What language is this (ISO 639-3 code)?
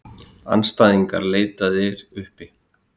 isl